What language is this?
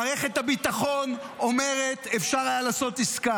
Hebrew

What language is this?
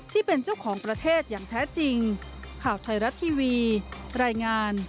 Thai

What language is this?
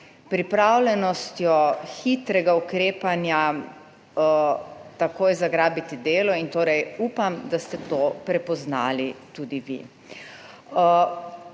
Slovenian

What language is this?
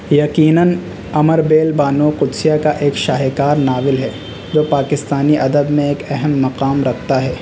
Urdu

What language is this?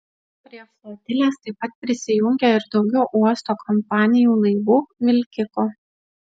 Lithuanian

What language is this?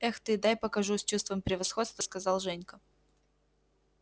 Russian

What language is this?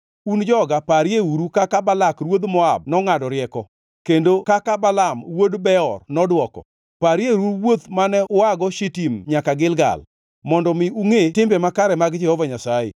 Luo (Kenya and Tanzania)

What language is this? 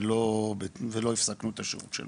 Hebrew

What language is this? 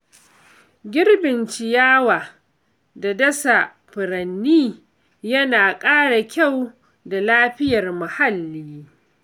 Hausa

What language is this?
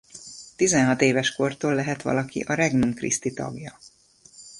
Hungarian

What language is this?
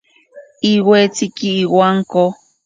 Ashéninka Perené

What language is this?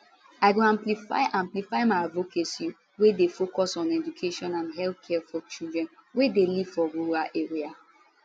Nigerian Pidgin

